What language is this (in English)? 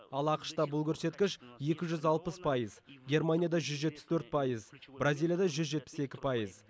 Kazakh